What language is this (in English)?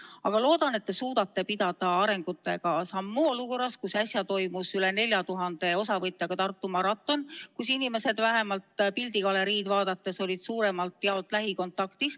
Estonian